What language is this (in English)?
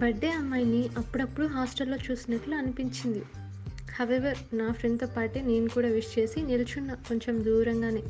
Telugu